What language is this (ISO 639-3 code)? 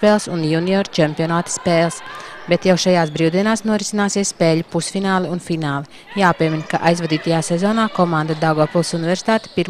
lav